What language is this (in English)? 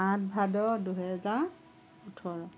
Assamese